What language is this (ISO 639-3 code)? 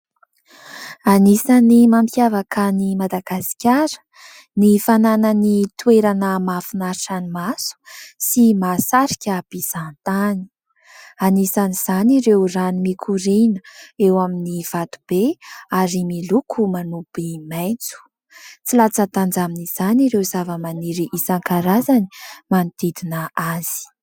mlg